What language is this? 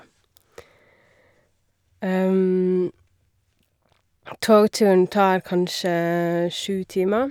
Norwegian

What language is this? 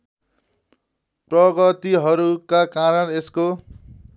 Nepali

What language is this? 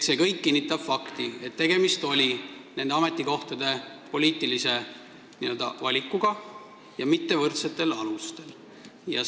Estonian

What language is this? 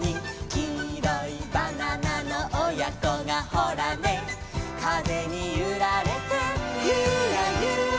Japanese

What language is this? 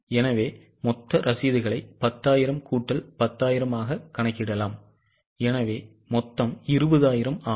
Tamil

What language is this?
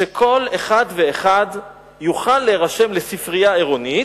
Hebrew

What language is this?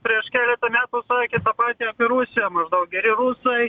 Lithuanian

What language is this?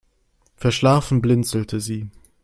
German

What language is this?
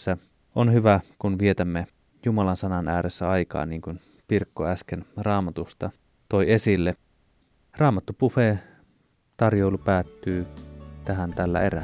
Finnish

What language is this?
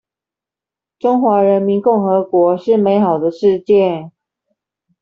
Chinese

